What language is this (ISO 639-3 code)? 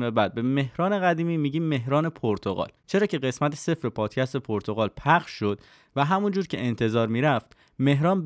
fas